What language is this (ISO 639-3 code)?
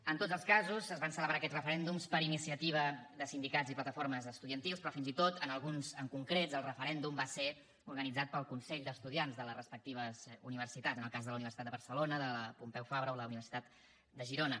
cat